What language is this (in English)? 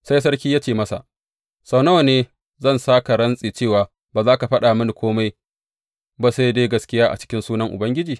Hausa